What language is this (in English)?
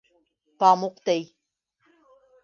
Bashkir